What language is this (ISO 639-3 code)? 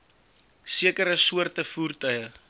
afr